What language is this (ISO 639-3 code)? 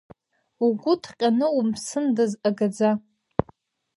abk